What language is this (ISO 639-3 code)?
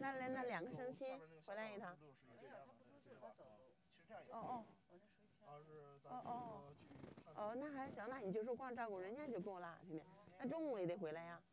zho